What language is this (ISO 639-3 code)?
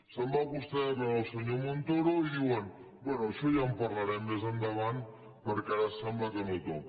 cat